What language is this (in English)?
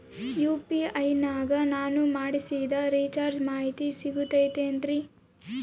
Kannada